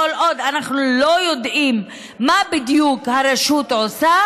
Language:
Hebrew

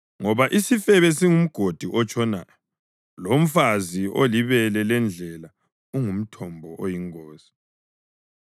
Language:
North Ndebele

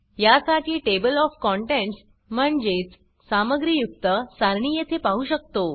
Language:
Marathi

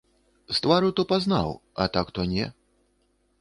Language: Belarusian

